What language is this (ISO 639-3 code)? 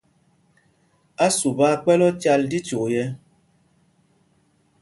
mgg